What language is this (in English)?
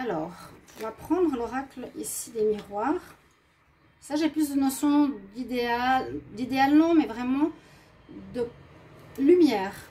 French